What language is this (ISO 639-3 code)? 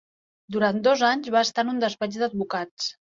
cat